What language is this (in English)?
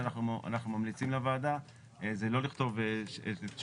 Hebrew